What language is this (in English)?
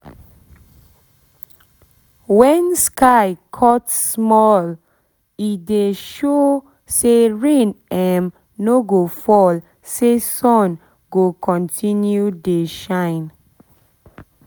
Nigerian Pidgin